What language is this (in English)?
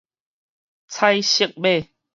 Min Nan Chinese